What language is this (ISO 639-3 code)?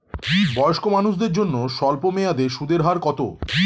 ben